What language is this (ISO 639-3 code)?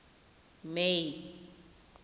tsn